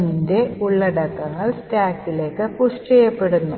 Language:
Malayalam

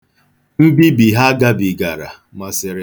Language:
Igbo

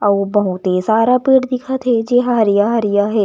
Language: Chhattisgarhi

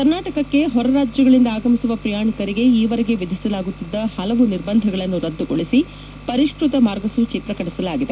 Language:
Kannada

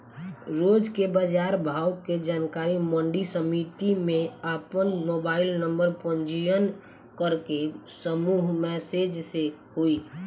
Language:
Bhojpuri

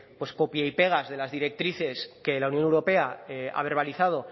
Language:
Spanish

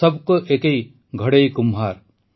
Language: Odia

